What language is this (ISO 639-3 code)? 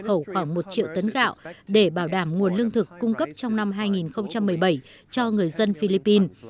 vie